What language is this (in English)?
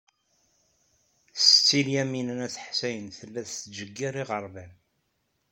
Kabyle